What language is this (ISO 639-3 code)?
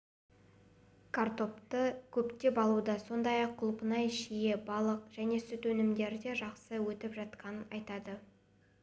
kaz